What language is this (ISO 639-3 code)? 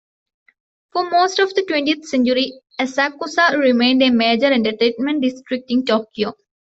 eng